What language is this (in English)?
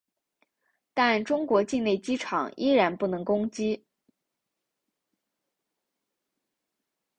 Chinese